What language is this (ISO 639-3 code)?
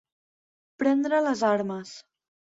cat